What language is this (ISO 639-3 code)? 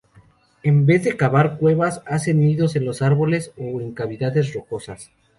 spa